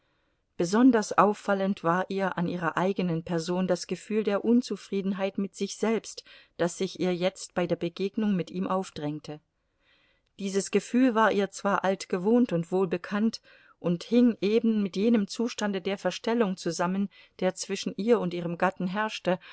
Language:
German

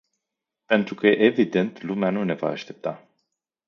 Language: Romanian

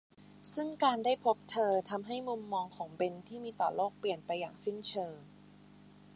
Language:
Thai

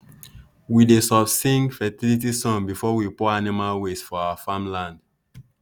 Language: Nigerian Pidgin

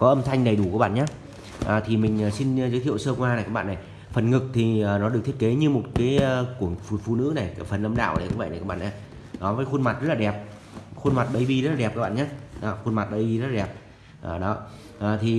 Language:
Vietnamese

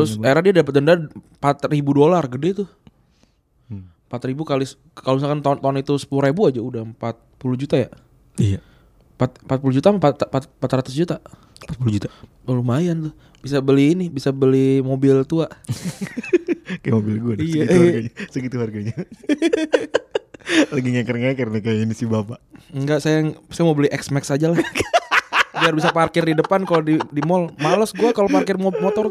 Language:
Indonesian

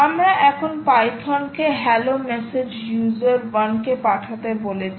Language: Bangla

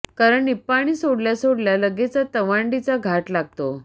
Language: Marathi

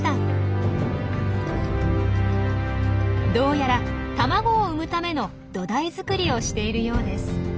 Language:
Japanese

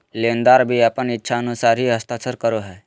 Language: Magahi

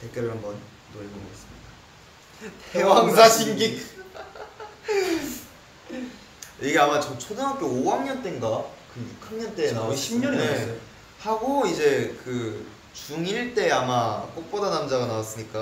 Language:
Korean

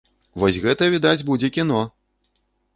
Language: Belarusian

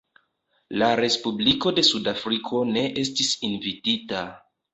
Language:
Esperanto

